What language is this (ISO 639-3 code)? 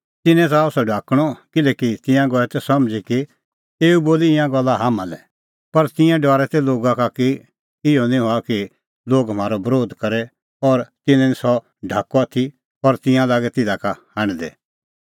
kfx